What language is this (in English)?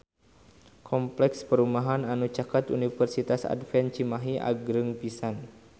Sundanese